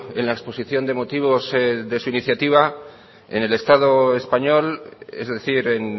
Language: Spanish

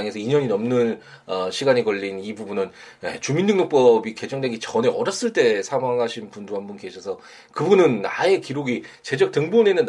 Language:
Korean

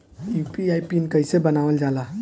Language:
Bhojpuri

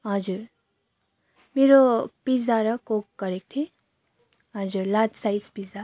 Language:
Nepali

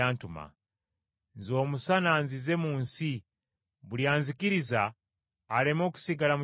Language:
Ganda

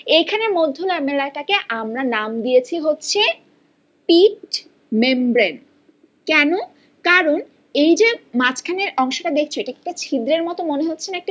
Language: Bangla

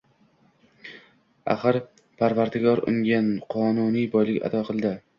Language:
Uzbek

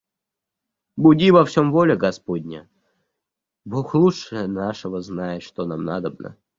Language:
Russian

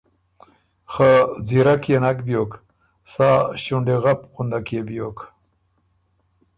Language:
Ormuri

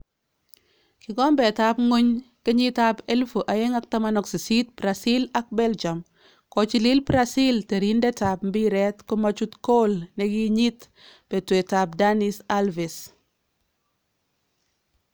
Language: Kalenjin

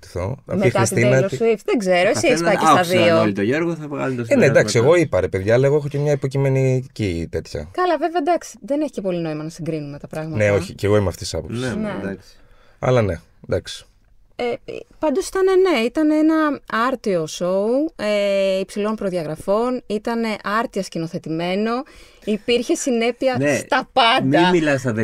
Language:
Greek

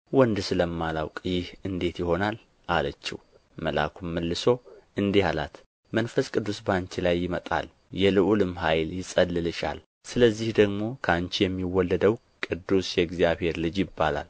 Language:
Amharic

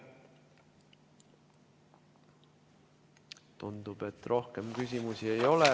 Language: Estonian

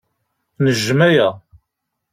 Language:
Kabyle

